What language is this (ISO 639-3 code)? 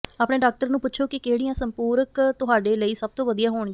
pan